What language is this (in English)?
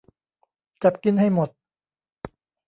Thai